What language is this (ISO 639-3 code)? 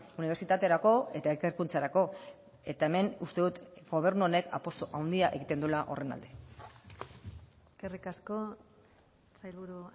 eus